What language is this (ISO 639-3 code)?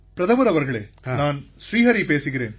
tam